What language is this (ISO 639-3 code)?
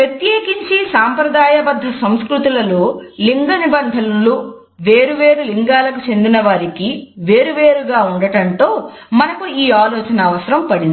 tel